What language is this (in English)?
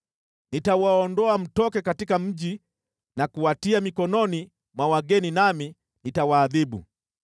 Swahili